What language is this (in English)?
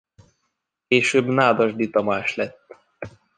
Hungarian